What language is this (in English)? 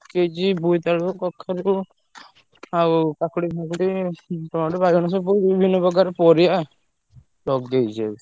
Odia